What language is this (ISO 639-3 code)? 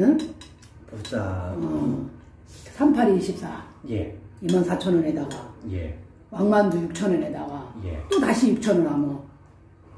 kor